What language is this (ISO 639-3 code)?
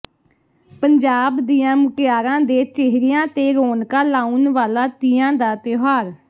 pan